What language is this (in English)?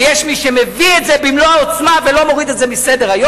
Hebrew